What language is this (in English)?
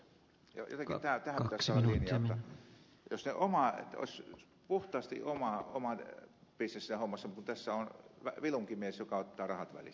Finnish